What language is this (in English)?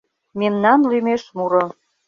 Mari